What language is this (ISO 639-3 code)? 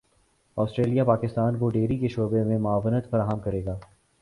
urd